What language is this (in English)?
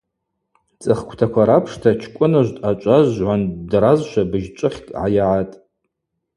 Abaza